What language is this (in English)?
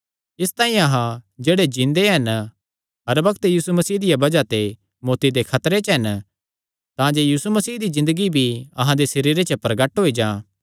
Kangri